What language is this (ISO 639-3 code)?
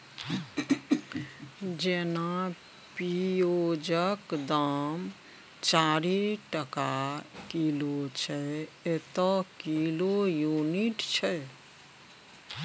mai